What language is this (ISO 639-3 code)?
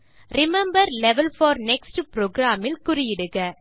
tam